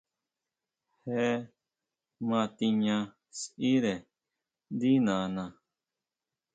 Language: Huautla Mazatec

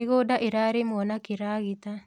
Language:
Kikuyu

